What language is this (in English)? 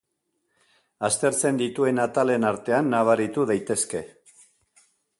Basque